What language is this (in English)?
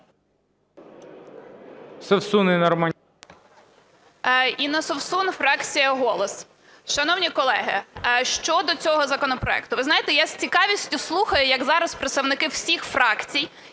Ukrainian